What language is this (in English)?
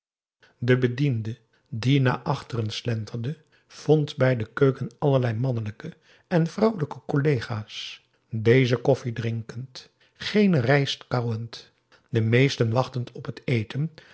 Dutch